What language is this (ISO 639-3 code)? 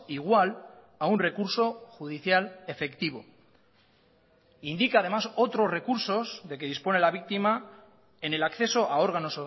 spa